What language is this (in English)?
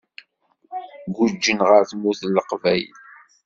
Kabyle